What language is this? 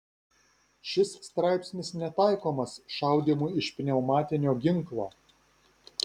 Lithuanian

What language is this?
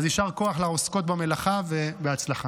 Hebrew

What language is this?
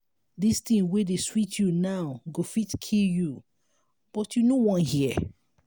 Nigerian Pidgin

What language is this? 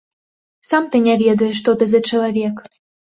Belarusian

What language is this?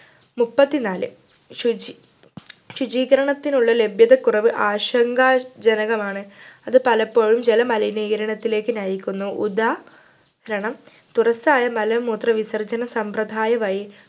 Malayalam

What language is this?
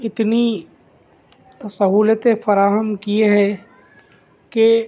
Urdu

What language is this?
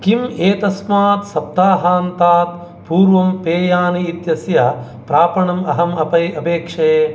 Sanskrit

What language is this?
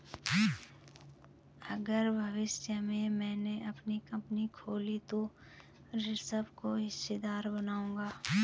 Hindi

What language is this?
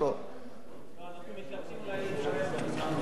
Hebrew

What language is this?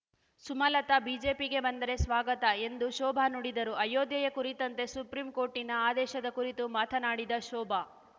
Kannada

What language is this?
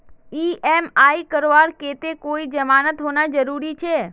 Magahi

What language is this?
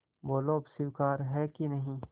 Hindi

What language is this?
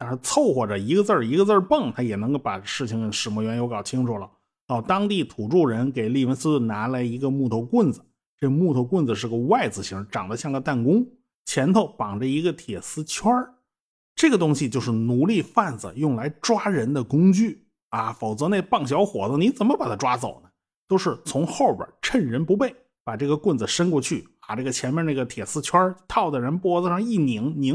Chinese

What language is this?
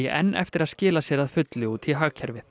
Icelandic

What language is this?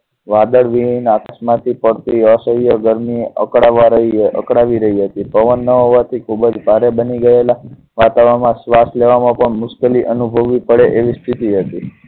Gujarati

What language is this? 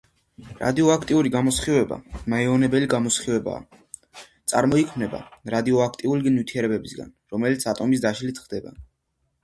Georgian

